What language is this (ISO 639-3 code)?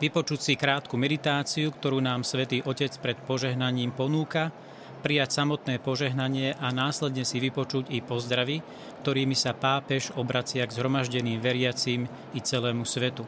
slk